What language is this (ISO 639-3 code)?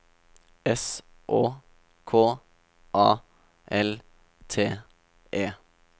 nor